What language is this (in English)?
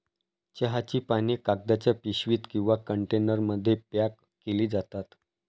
Marathi